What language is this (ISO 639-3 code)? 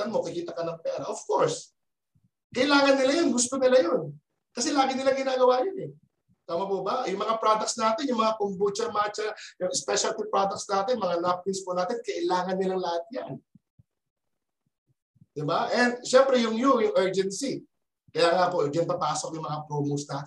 fil